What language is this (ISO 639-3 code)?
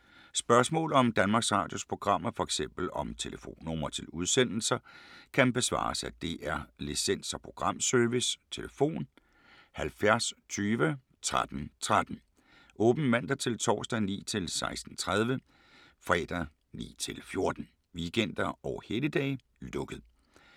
dan